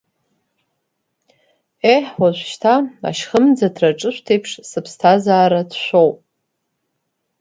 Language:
Abkhazian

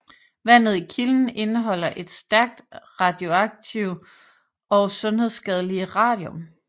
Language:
Danish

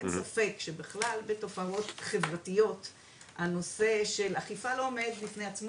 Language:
Hebrew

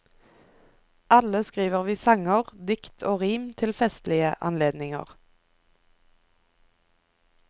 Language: Norwegian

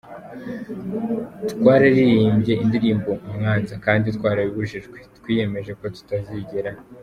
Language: Kinyarwanda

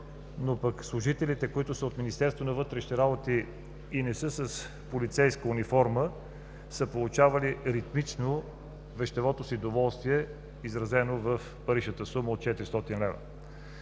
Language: Bulgarian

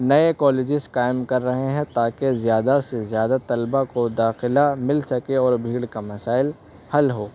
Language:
Urdu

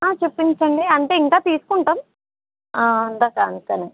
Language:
Telugu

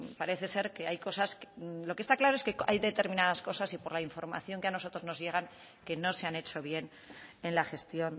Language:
Spanish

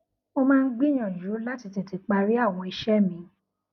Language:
Yoruba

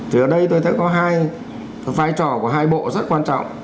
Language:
Vietnamese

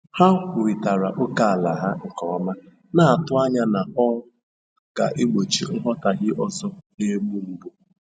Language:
Igbo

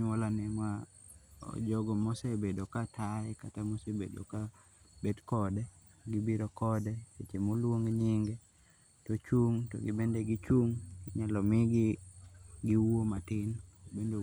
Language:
Luo (Kenya and Tanzania)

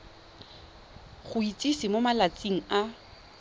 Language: Tswana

